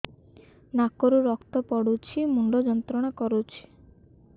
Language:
Odia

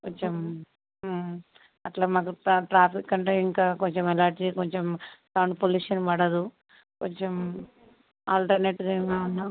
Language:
Telugu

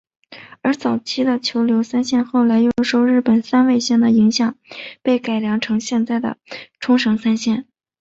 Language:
Chinese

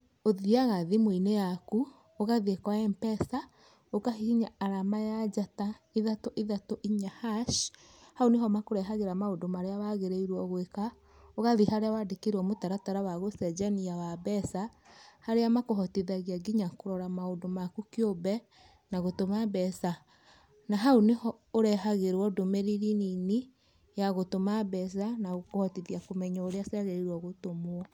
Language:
Kikuyu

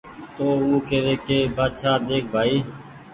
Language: Goaria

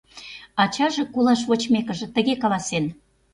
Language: Mari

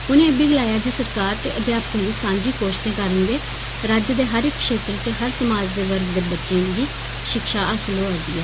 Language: Dogri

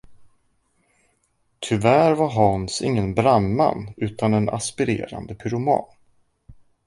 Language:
Swedish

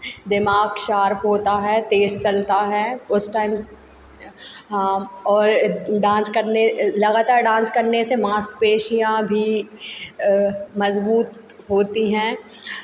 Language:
Hindi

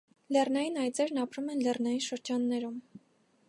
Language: Armenian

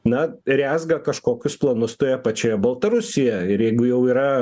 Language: Lithuanian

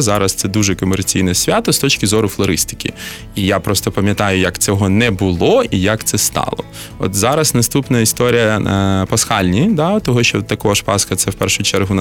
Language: Ukrainian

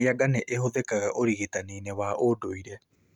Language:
Kikuyu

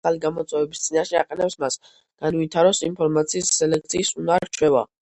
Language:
Georgian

